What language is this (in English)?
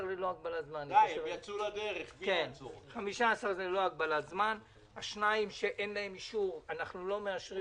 Hebrew